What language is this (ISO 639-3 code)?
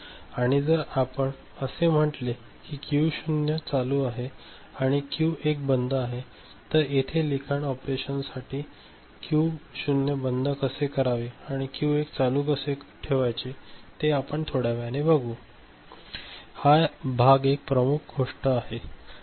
mar